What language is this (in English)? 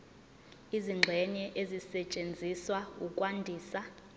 Zulu